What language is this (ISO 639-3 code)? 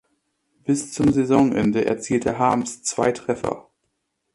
deu